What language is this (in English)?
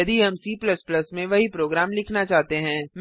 Hindi